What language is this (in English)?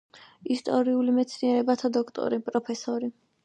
Georgian